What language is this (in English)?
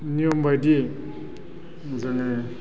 Bodo